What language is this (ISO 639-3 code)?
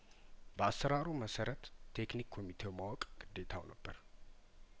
amh